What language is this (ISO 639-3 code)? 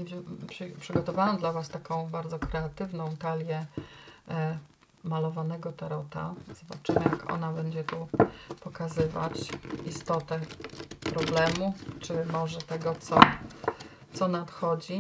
pol